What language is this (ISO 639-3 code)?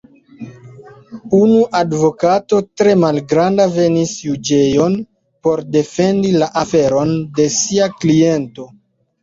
epo